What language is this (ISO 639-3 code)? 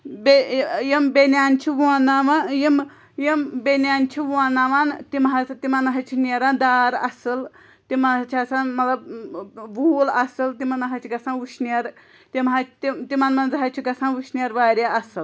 kas